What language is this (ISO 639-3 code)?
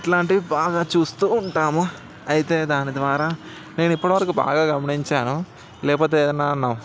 tel